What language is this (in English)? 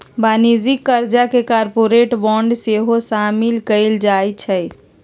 Magahi